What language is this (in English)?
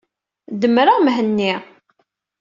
Kabyle